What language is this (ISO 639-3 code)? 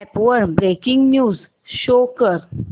mar